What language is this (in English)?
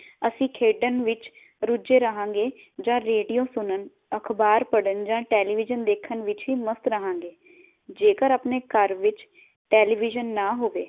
Punjabi